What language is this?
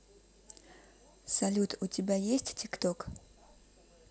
Russian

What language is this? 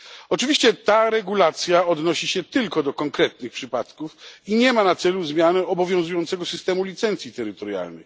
Polish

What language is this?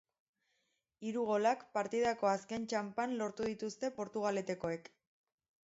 Basque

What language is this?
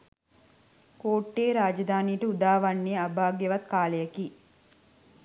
Sinhala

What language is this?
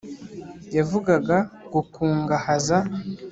Kinyarwanda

